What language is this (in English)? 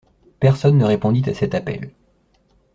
French